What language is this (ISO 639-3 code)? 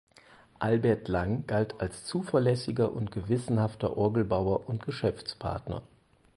deu